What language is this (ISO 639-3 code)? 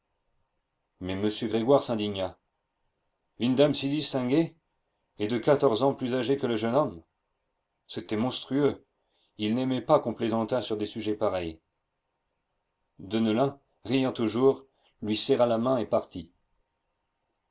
fra